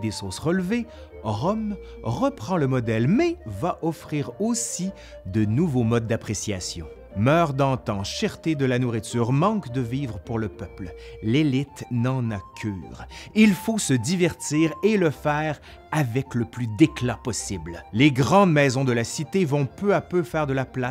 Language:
French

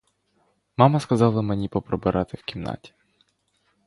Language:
Ukrainian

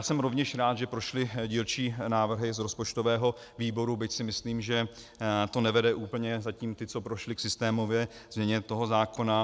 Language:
Czech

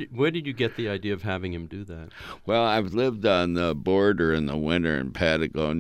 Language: English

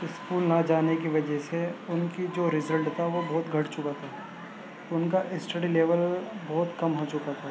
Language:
Urdu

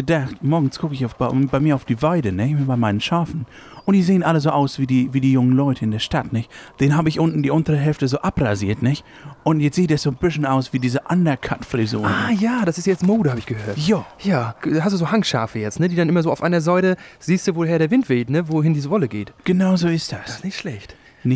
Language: German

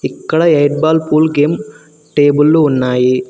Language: Telugu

